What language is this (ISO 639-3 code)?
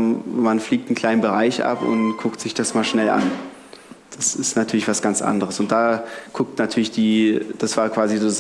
deu